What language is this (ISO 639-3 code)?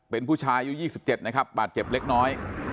tha